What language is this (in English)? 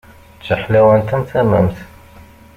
Kabyle